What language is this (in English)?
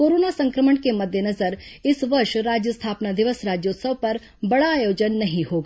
Hindi